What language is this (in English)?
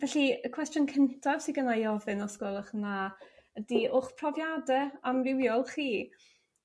Welsh